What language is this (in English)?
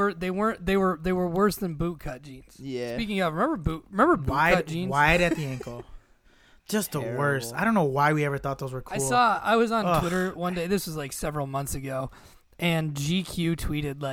English